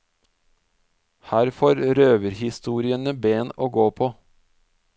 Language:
Norwegian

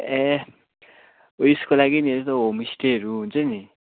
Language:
Nepali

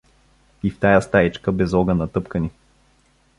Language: Bulgarian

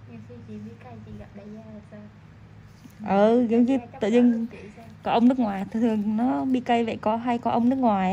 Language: Vietnamese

